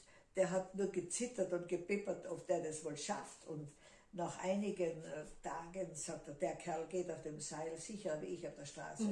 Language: German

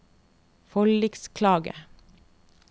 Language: Norwegian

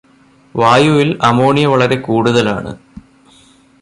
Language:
Malayalam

